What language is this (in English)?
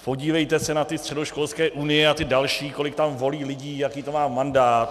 Czech